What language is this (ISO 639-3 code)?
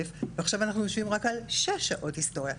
heb